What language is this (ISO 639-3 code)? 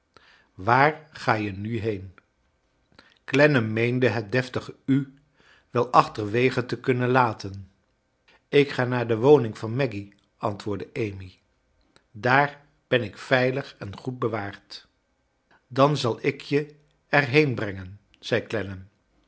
nld